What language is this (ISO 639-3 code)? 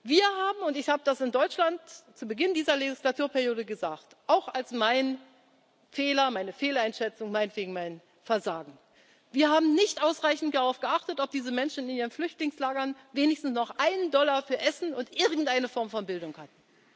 deu